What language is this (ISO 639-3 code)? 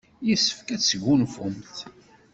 kab